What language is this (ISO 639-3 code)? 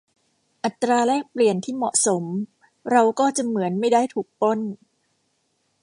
tha